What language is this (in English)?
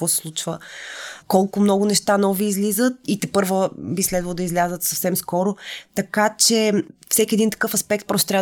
Bulgarian